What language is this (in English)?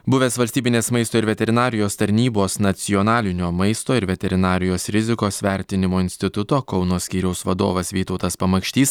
Lithuanian